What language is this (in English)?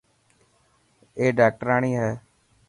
Dhatki